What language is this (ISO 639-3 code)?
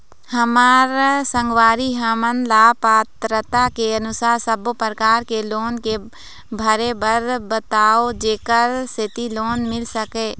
hne